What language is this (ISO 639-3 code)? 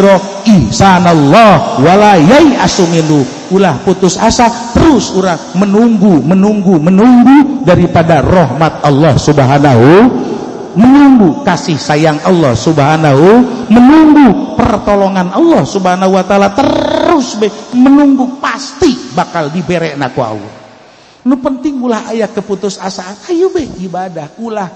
ind